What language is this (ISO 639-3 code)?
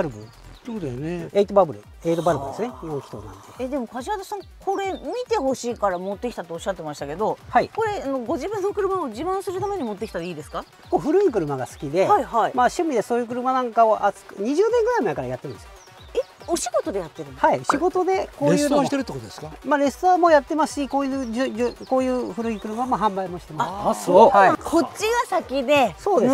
jpn